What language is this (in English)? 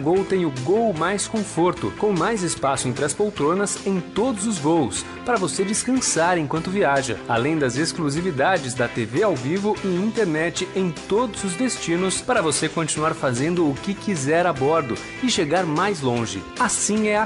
Portuguese